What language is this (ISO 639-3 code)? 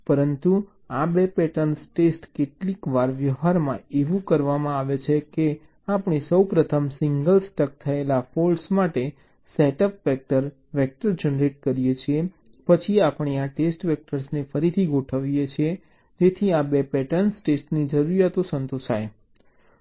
guj